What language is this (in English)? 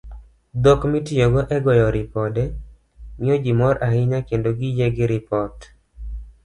Luo (Kenya and Tanzania)